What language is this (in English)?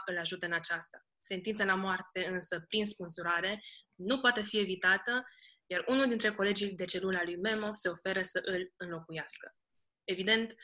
Romanian